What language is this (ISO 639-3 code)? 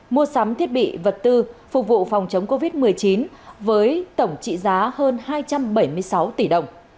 vie